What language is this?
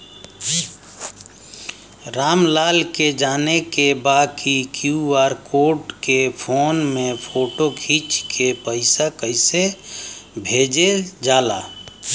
Bhojpuri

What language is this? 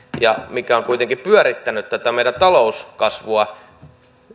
Finnish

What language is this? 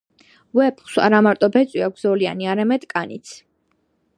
Georgian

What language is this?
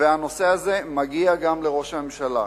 Hebrew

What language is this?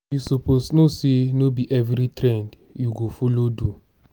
Nigerian Pidgin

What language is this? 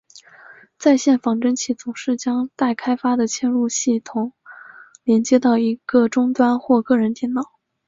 Chinese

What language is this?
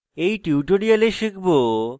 Bangla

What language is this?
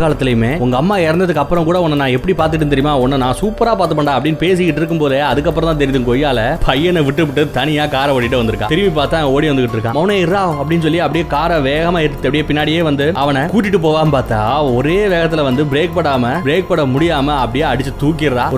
Hindi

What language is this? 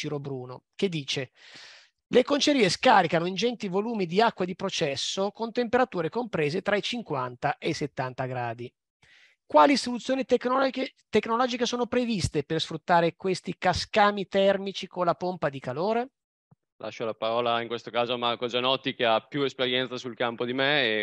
Italian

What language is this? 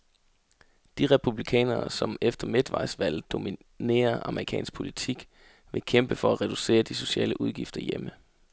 Danish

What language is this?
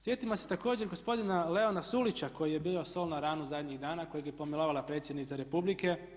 Croatian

